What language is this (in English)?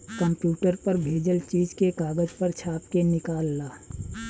Bhojpuri